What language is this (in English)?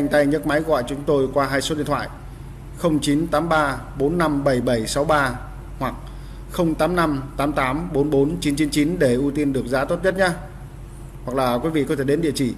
Vietnamese